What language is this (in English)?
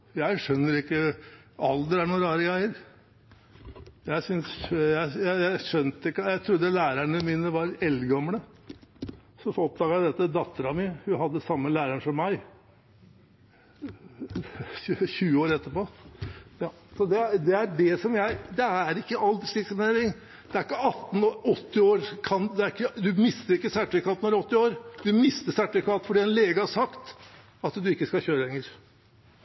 Norwegian Bokmål